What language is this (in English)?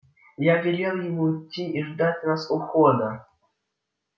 Russian